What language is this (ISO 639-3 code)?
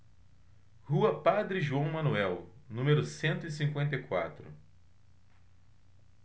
por